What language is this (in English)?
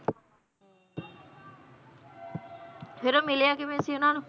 Punjabi